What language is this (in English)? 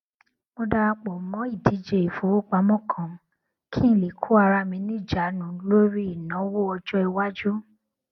Yoruba